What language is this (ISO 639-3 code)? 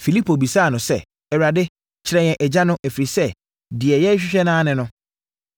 aka